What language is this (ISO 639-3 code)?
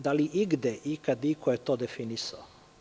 srp